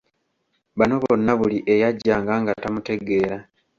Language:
Ganda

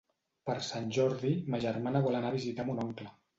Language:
Catalan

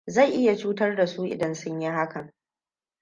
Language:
Hausa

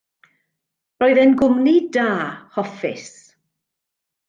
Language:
Welsh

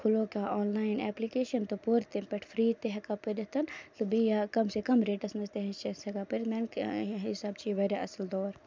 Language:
Kashmiri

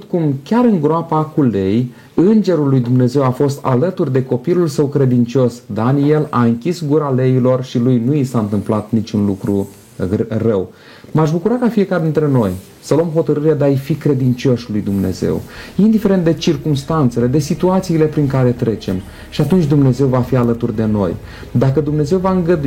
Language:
Romanian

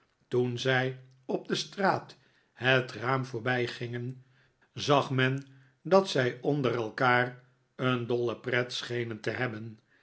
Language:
Dutch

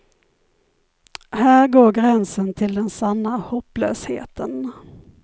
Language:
Swedish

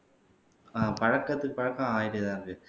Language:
Tamil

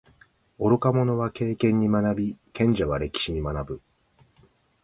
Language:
Japanese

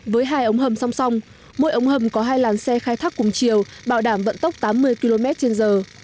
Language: Vietnamese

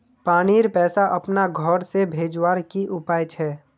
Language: Magahi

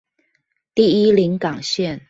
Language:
Chinese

